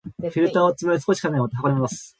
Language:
Japanese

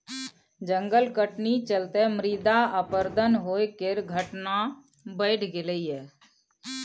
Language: Maithili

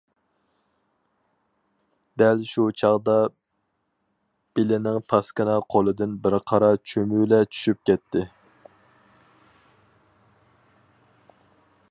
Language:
Uyghur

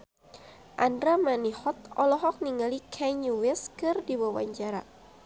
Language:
Sundanese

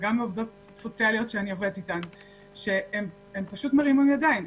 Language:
Hebrew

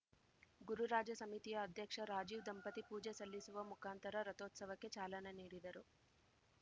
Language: Kannada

